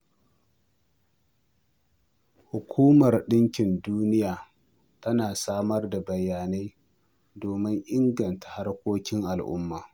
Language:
Hausa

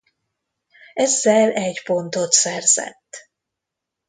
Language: Hungarian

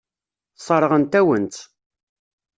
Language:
Kabyle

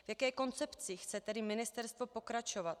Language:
Czech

